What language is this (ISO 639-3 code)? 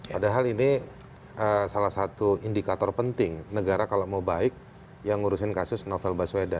ind